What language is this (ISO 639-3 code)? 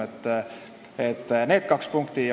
est